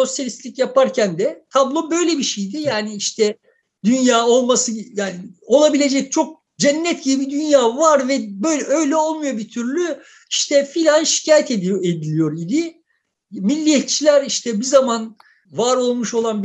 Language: Turkish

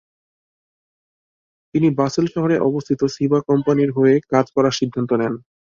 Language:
Bangla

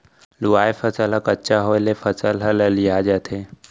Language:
Chhattisgarhi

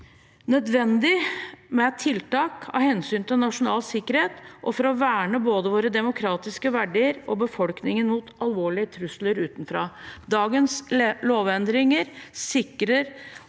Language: Norwegian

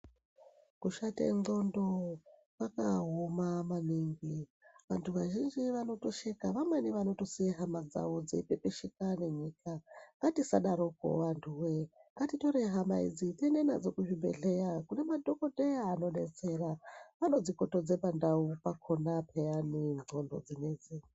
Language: Ndau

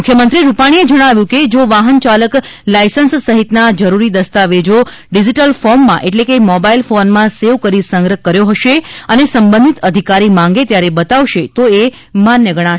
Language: Gujarati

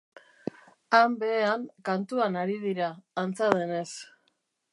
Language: Basque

